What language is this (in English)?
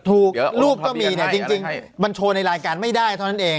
Thai